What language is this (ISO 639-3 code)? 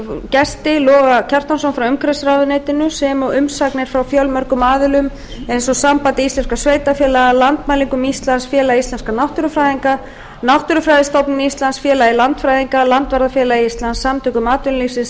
isl